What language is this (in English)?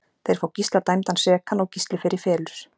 Icelandic